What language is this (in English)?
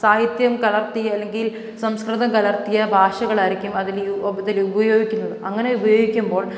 Malayalam